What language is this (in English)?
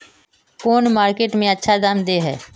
Magahi